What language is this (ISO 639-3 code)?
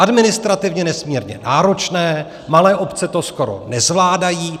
ces